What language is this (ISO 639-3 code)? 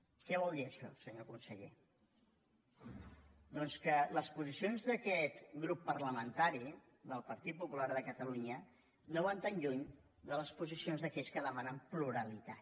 cat